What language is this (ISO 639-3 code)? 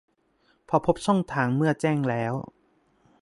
tha